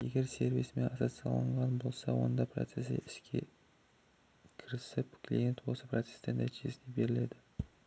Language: Kazakh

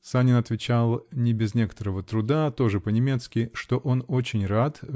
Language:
Russian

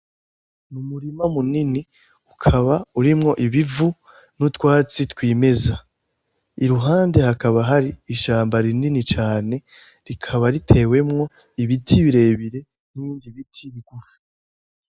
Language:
Rundi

